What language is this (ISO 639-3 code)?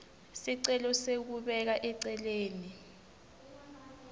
ssw